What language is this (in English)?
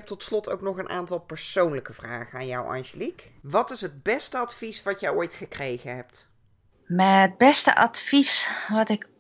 Dutch